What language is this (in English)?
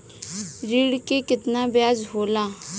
Bhojpuri